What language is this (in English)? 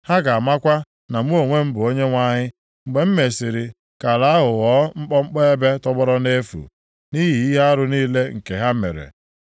Igbo